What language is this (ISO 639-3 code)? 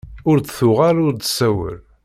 kab